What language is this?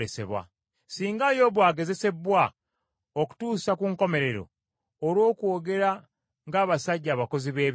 Ganda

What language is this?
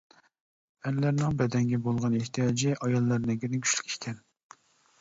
Uyghur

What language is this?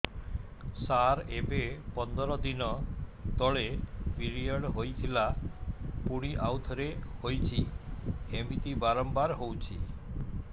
Odia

